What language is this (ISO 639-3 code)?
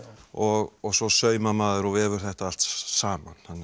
isl